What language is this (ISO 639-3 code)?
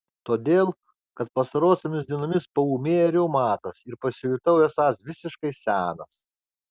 lit